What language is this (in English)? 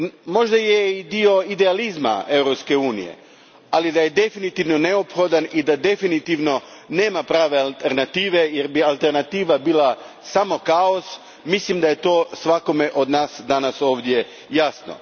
Croatian